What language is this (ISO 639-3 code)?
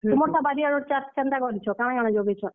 ori